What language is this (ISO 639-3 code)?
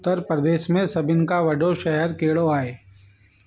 snd